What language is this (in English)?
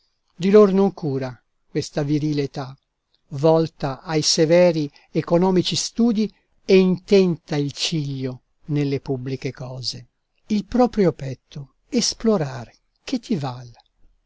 Italian